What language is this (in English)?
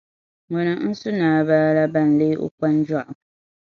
Dagbani